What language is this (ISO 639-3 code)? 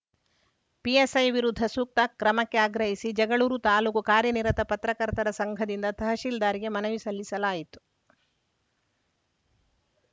kan